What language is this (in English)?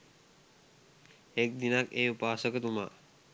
Sinhala